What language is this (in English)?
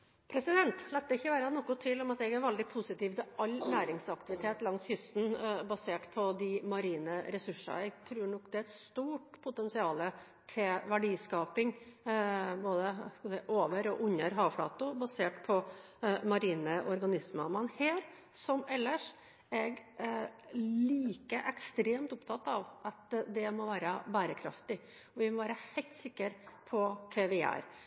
Norwegian Bokmål